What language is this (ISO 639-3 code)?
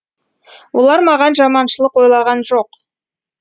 kaz